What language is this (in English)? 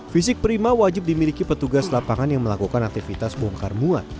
Indonesian